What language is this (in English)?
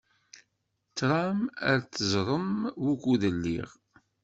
Kabyle